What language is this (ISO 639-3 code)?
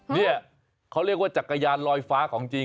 tha